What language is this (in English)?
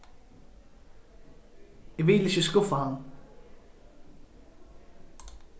Faroese